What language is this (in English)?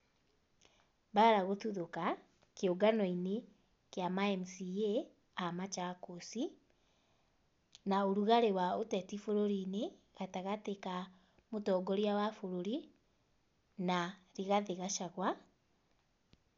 Kikuyu